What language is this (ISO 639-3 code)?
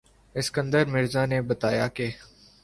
urd